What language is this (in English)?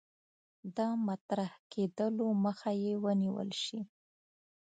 Pashto